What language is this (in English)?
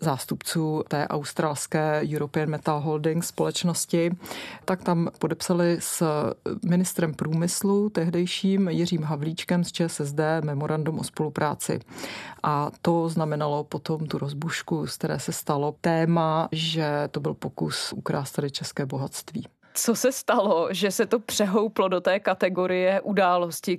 Czech